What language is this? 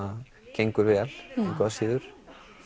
Icelandic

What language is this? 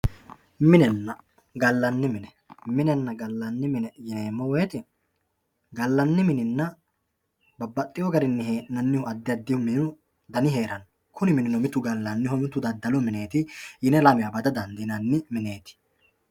Sidamo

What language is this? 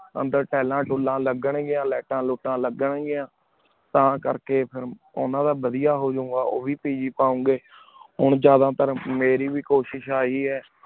Punjabi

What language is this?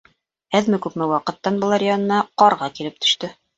Bashkir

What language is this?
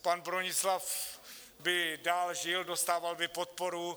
Czech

